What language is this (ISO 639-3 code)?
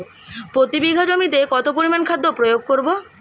ben